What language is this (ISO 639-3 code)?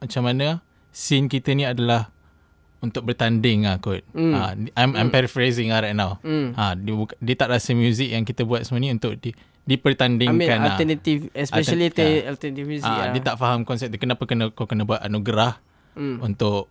msa